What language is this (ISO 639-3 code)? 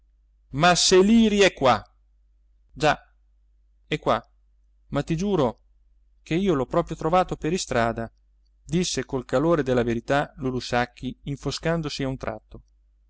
ita